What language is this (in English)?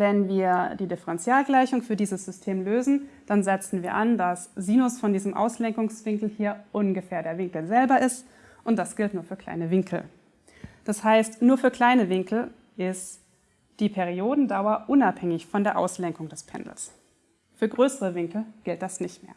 German